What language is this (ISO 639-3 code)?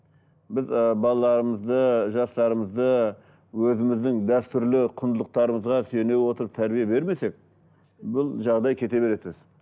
kaz